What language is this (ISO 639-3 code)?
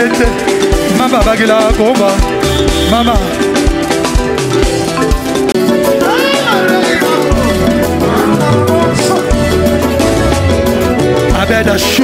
ara